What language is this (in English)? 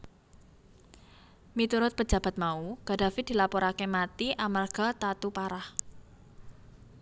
Javanese